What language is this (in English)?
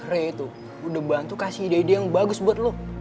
Indonesian